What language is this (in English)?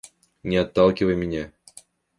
Russian